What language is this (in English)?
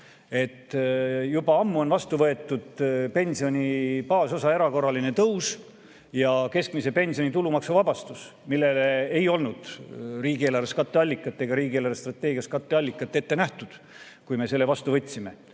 Estonian